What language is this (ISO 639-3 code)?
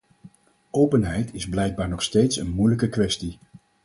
nld